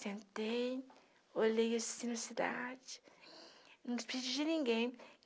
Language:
Portuguese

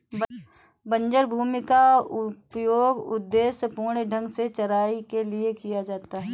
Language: Hindi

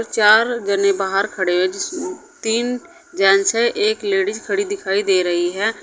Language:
Hindi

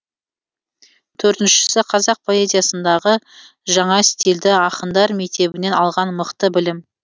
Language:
Kazakh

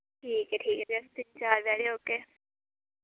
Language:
Dogri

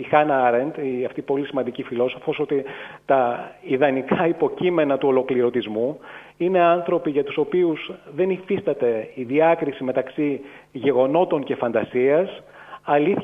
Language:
Greek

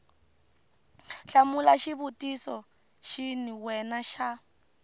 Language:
Tsonga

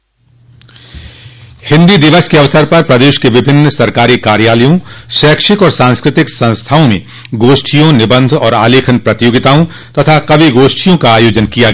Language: Hindi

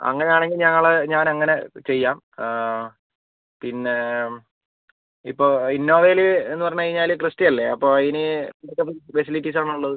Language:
Malayalam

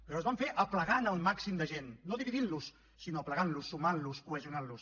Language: Catalan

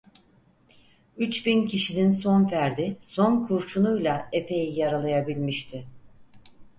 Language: Turkish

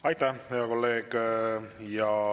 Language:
Estonian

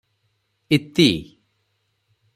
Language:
Odia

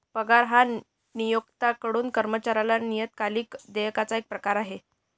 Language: Marathi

